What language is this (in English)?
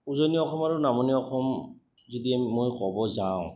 Assamese